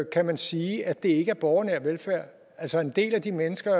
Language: Danish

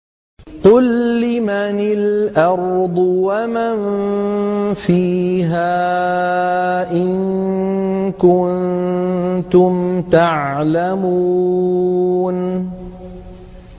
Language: Arabic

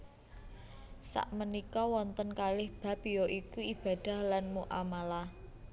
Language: Javanese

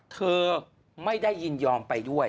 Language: Thai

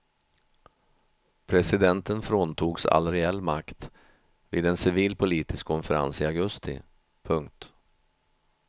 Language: Swedish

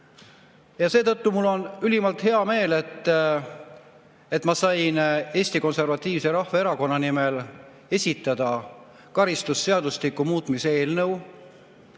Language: Estonian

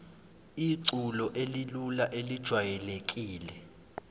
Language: Zulu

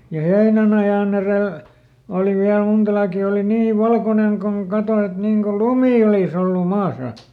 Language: Finnish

